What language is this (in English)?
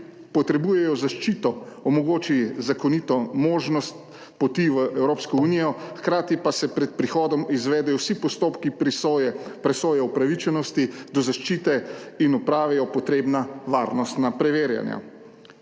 Slovenian